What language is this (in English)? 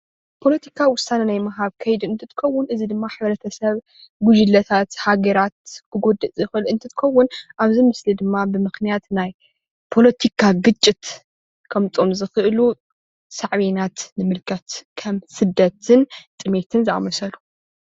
Tigrinya